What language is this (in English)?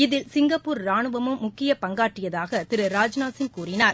Tamil